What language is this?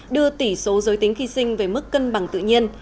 Vietnamese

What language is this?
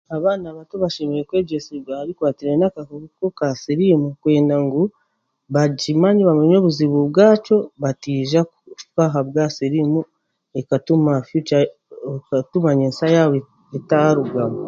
Chiga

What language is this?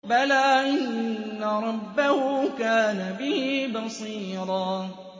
Arabic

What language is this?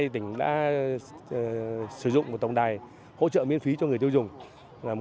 Vietnamese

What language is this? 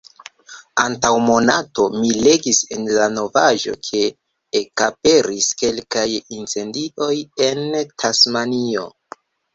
Esperanto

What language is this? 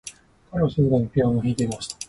Japanese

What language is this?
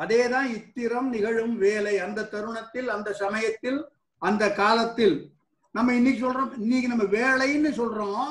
Tamil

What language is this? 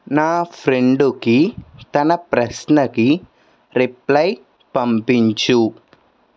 Telugu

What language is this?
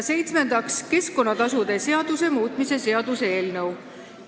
Estonian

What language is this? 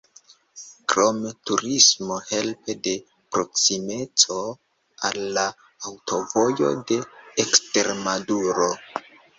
Esperanto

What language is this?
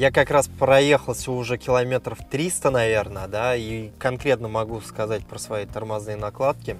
Russian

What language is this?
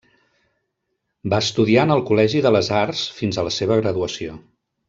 Catalan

